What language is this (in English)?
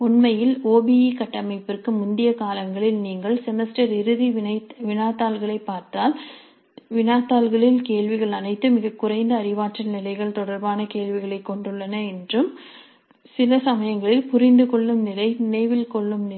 Tamil